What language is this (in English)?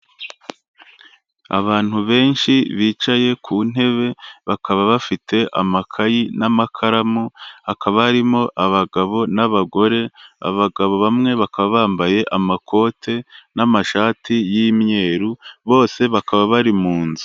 Kinyarwanda